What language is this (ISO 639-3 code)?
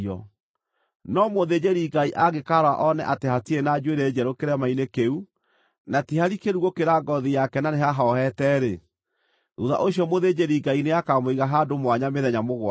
kik